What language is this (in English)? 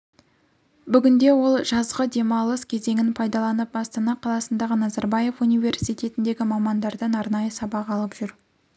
Kazakh